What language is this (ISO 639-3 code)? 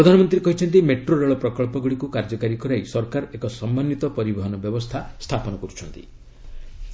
ori